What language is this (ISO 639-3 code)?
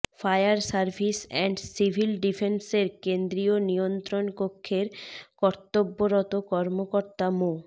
ben